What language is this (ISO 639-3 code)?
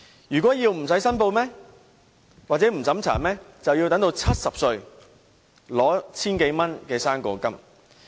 yue